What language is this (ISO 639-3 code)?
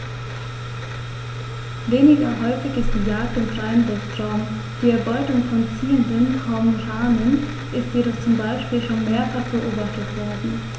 deu